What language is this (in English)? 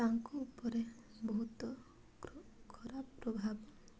Odia